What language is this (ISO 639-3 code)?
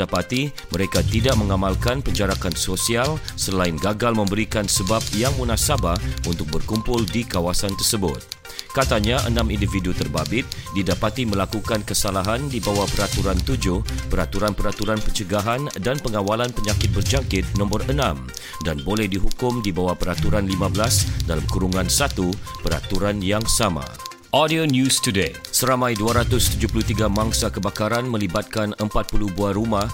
msa